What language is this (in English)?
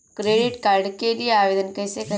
Hindi